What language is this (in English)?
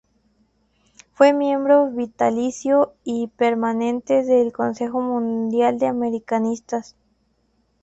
Spanish